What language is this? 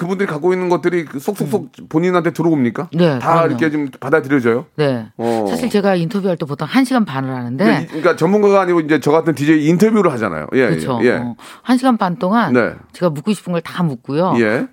Korean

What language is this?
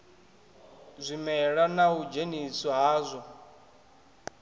Venda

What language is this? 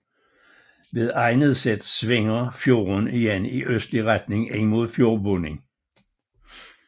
Danish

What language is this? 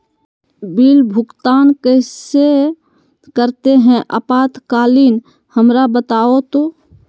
Magahi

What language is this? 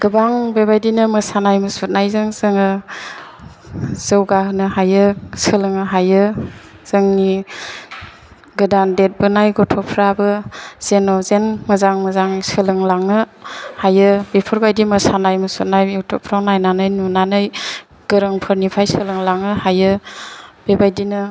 Bodo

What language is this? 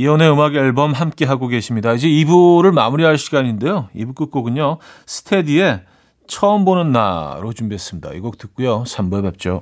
Korean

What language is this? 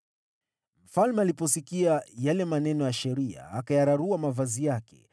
Swahili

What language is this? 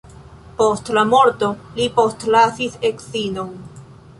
Esperanto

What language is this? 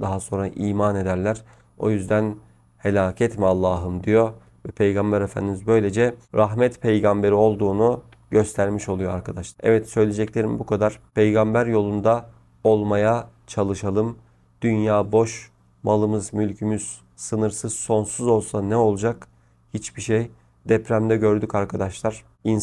Turkish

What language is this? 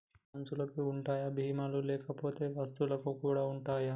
Telugu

